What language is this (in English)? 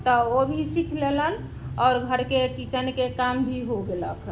Maithili